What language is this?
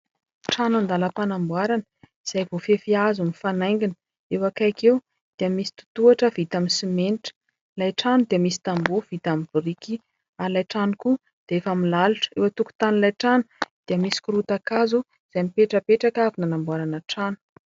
Malagasy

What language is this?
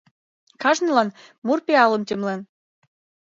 Mari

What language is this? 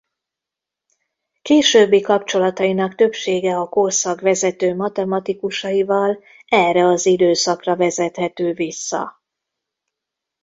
Hungarian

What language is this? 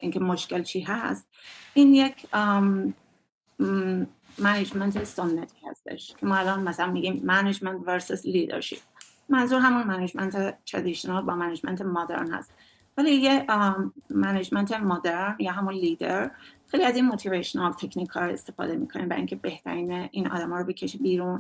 Persian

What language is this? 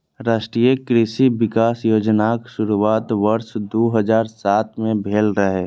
Maithili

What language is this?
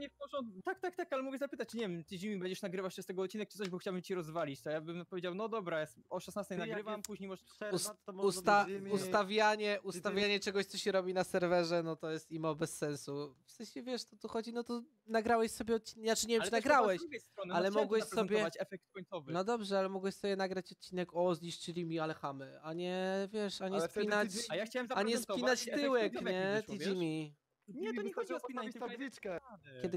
Polish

